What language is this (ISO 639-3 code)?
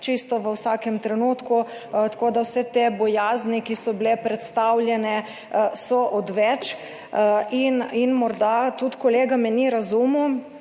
slv